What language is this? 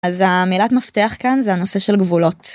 Hebrew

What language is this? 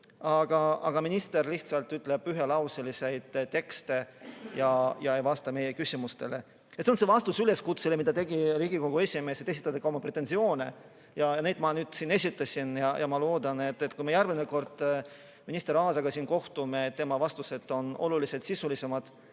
Estonian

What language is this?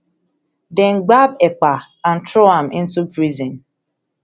Nigerian Pidgin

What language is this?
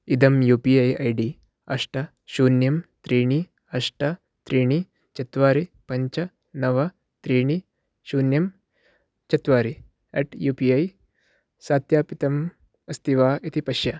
Sanskrit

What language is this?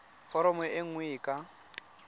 Tswana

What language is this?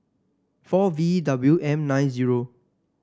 English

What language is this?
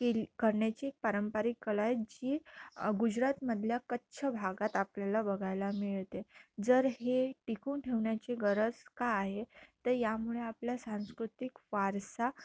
Marathi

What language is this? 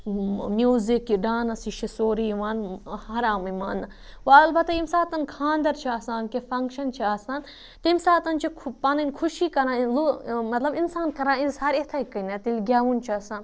Kashmiri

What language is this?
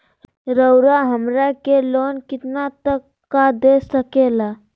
Magahi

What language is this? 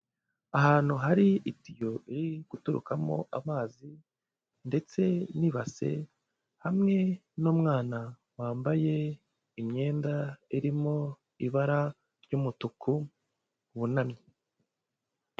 Kinyarwanda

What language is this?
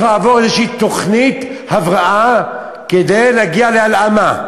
Hebrew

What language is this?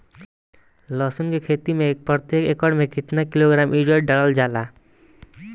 Bhojpuri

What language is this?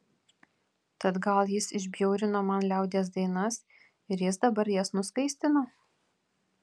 Lithuanian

